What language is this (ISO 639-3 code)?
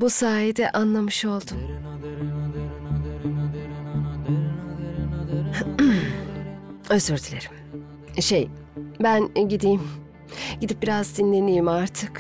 tur